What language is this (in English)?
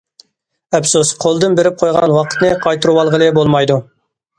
Uyghur